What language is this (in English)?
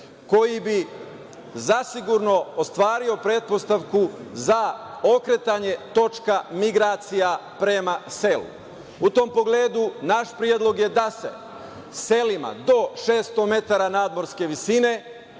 Serbian